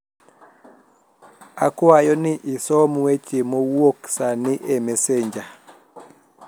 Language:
Luo (Kenya and Tanzania)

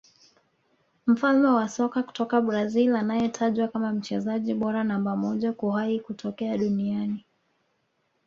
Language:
Swahili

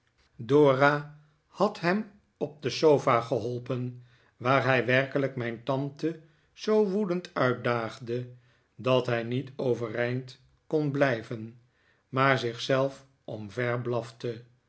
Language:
Dutch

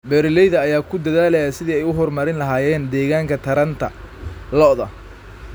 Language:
Somali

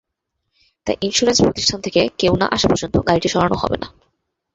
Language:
Bangla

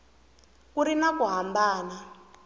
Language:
Tsonga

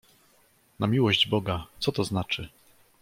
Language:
Polish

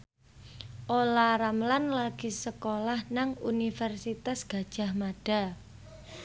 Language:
Javanese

